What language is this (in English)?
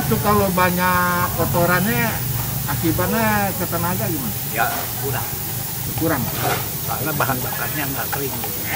Indonesian